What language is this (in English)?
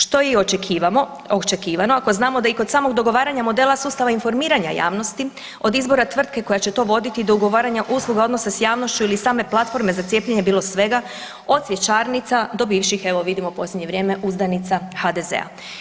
Croatian